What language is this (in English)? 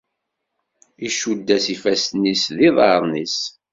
Kabyle